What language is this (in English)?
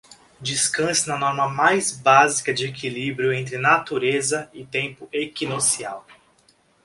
Portuguese